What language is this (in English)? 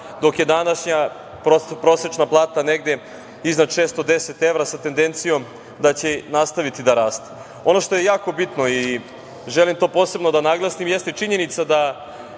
Serbian